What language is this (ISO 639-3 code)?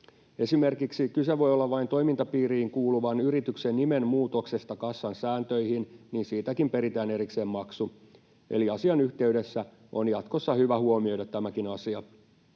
fin